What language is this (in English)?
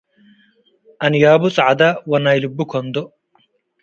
Tigre